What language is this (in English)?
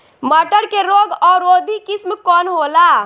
Bhojpuri